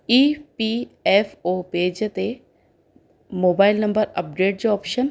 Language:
Sindhi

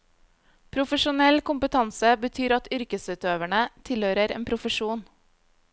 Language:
Norwegian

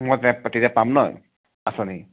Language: Assamese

